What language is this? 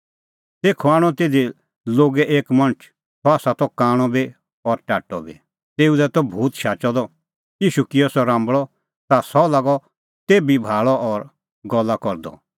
Kullu Pahari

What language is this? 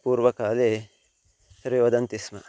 Sanskrit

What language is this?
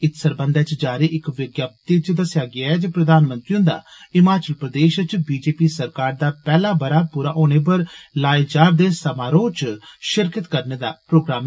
Dogri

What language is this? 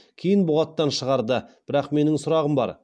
Kazakh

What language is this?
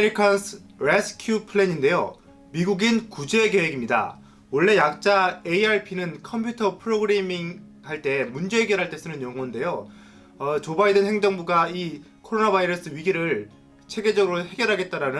Korean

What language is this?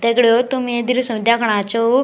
Garhwali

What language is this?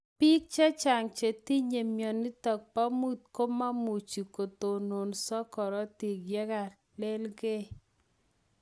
Kalenjin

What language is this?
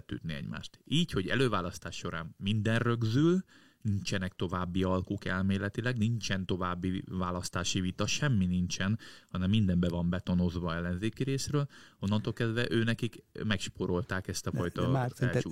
Hungarian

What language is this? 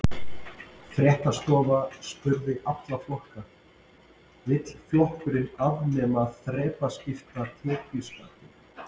Icelandic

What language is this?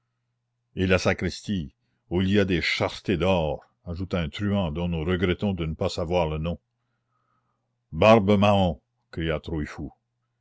French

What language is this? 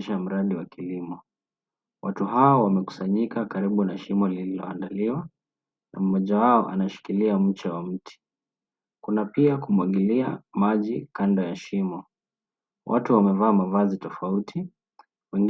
Swahili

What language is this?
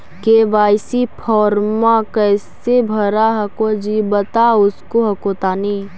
Magahi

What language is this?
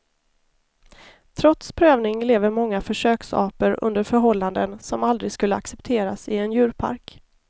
Swedish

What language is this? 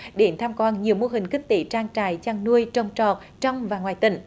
Vietnamese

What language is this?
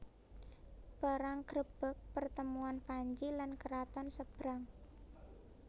Javanese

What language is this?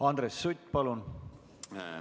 Estonian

